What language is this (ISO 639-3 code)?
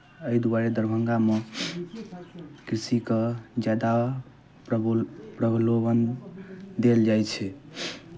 mai